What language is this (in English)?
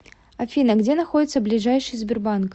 Russian